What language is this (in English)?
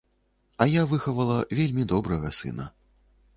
Belarusian